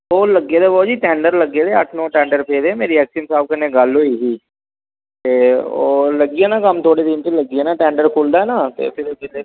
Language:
Dogri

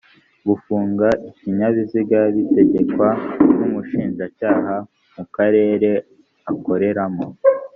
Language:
Kinyarwanda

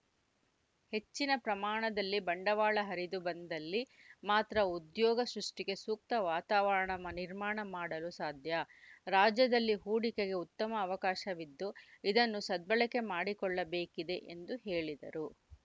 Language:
Kannada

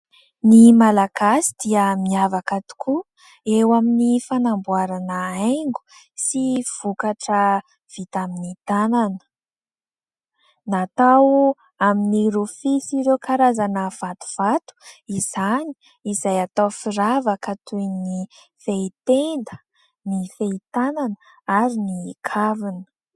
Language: Malagasy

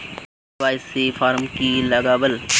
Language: Magahi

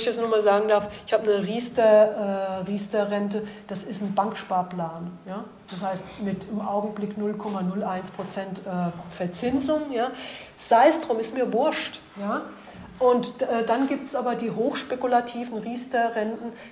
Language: German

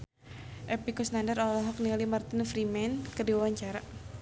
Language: Sundanese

